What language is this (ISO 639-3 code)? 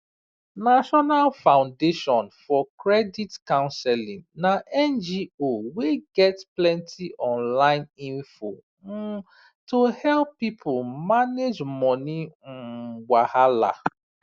pcm